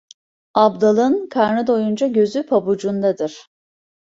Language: Turkish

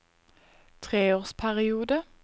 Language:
Norwegian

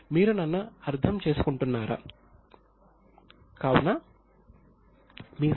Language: Telugu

